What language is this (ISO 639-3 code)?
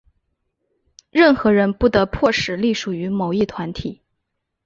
zho